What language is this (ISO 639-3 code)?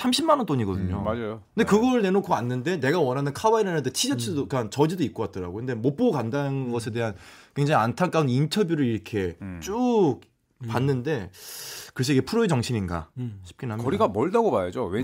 kor